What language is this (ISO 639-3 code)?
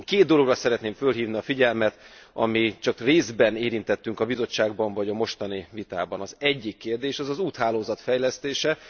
hun